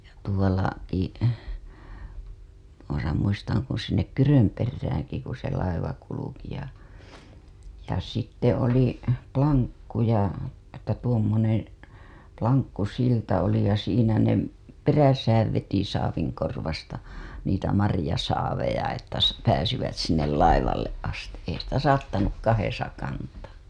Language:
Finnish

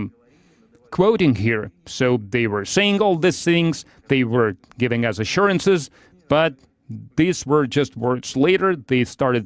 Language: English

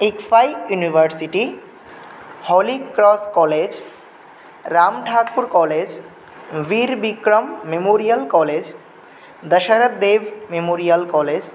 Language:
Sanskrit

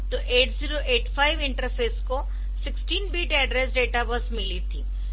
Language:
Hindi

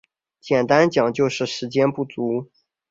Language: Chinese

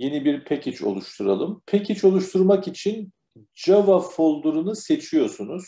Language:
Turkish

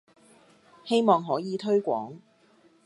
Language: Cantonese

